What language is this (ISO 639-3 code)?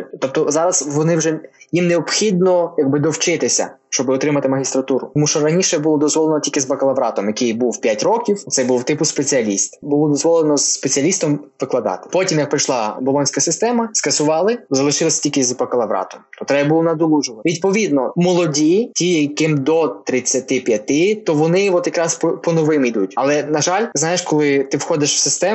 ukr